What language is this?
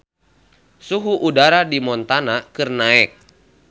Sundanese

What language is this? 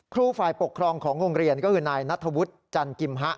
Thai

